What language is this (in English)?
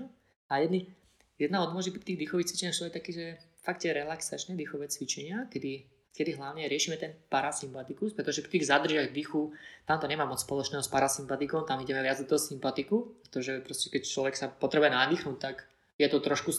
Slovak